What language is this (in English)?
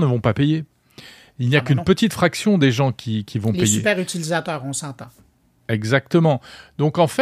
French